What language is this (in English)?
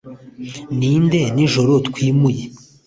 Kinyarwanda